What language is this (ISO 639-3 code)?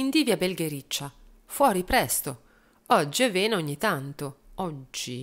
ita